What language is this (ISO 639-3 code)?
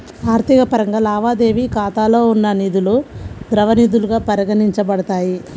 tel